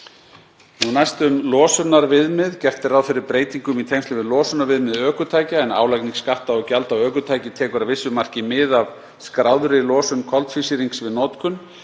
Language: Icelandic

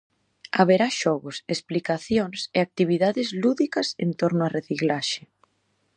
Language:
Galician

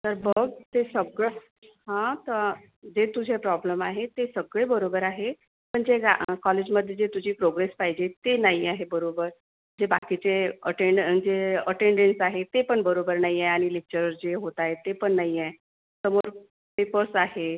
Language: Marathi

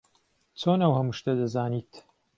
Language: Central Kurdish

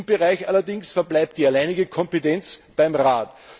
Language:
German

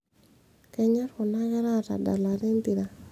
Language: Masai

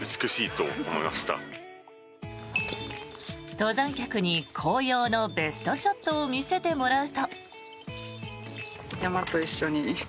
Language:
Japanese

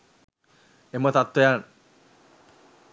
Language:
Sinhala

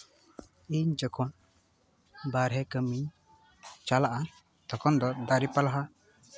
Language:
Santali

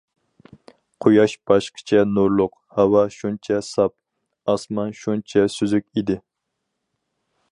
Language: Uyghur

